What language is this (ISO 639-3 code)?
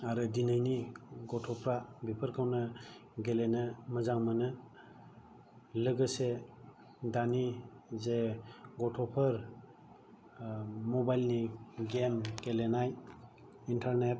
brx